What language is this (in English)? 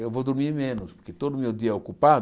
Portuguese